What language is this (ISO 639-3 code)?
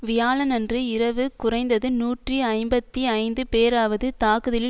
tam